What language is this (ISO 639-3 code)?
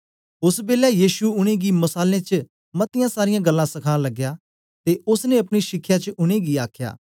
doi